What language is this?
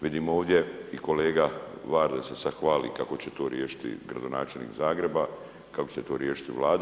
Croatian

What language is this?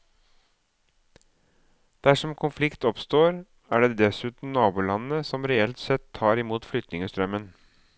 Norwegian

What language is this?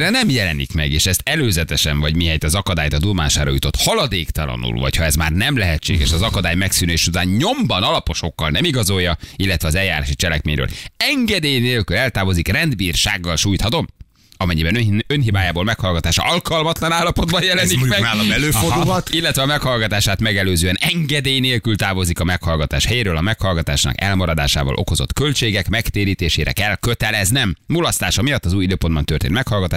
Hungarian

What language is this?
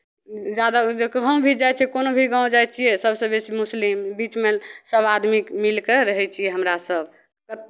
Maithili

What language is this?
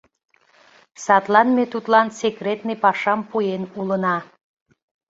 Mari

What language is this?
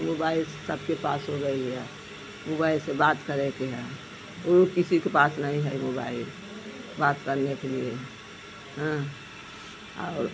Hindi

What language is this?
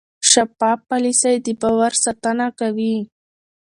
Pashto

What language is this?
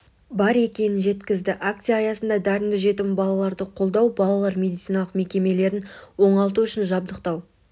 Kazakh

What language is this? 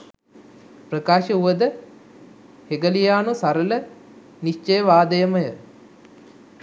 Sinhala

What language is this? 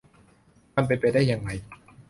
Thai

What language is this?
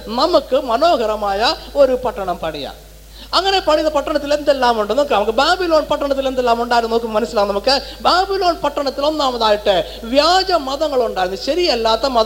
Malayalam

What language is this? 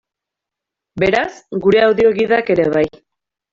Basque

